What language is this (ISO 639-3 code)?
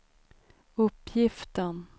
swe